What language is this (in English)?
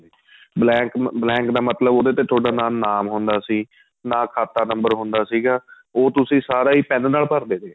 Punjabi